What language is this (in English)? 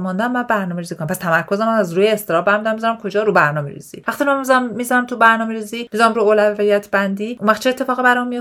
Persian